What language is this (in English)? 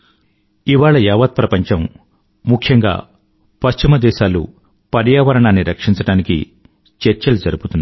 Telugu